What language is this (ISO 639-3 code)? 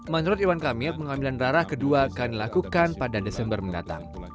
ind